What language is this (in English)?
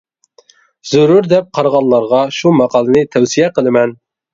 Uyghur